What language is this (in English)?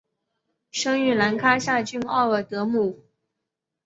Chinese